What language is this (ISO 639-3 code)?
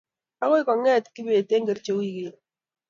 kln